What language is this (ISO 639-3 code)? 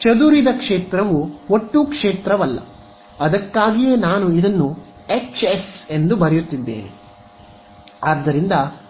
kan